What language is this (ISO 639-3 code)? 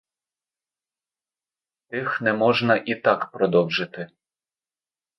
ukr